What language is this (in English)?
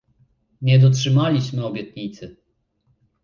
Polish